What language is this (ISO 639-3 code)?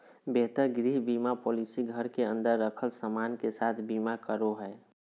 mag